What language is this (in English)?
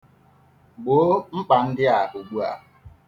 Igbo